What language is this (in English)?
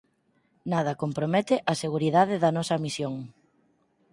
Galician